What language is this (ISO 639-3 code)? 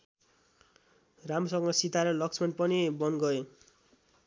nep